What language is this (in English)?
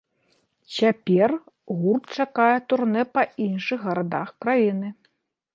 Belarusian